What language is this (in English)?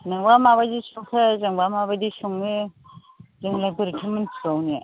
Bodo